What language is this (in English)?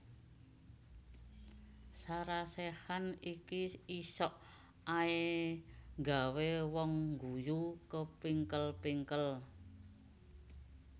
Javanese